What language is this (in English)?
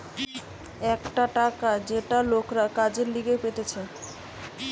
Bangla